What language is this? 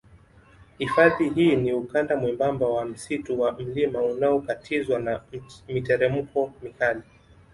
Swahili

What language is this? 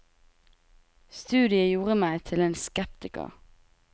Norwegian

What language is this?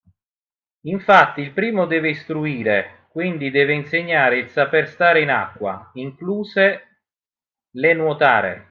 Italian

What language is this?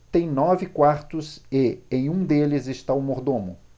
Portuguese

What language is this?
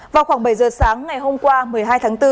Vietnamese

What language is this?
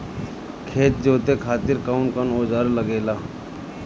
Bhojpuri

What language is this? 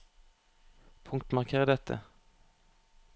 Norwegian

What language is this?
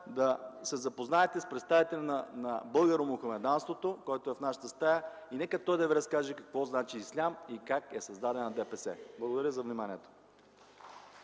Bulgarian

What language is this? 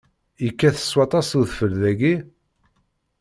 Kabyle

